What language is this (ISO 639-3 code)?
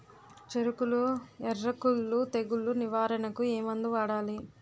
tel